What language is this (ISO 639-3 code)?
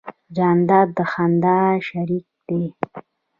pus